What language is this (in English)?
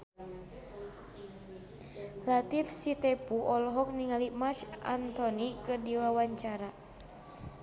Sundanese